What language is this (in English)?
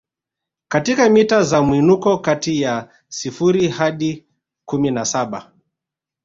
Swahili